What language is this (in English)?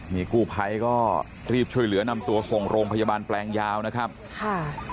Thai